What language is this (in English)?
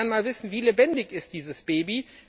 German